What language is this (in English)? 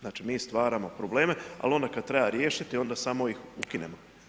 Croatian